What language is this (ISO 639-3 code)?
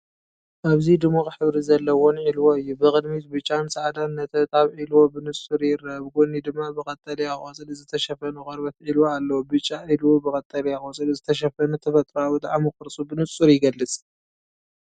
tir